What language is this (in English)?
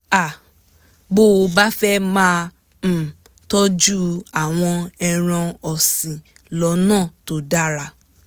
Yoruba